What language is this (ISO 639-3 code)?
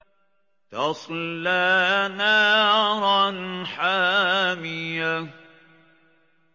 ara